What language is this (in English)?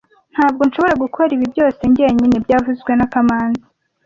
Kinyarwanda